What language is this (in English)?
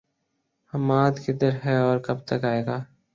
Urdu